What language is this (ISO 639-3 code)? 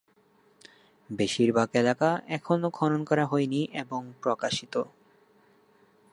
ben